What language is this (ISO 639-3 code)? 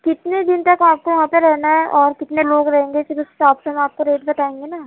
urd